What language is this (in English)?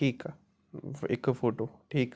Sindhi